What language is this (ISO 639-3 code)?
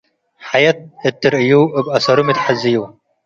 tig